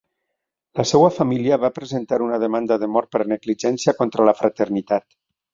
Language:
Catalan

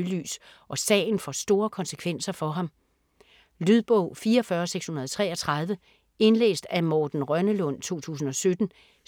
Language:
Danish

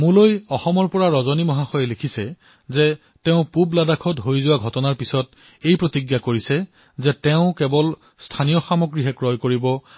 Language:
Assamese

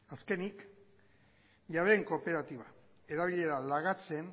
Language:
Basque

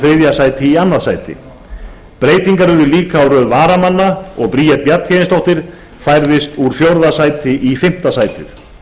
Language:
Icelandic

